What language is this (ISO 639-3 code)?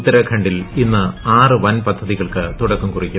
mal